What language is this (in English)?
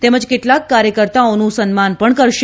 Gujarati